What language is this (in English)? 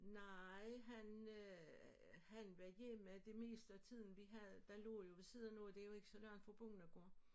Danish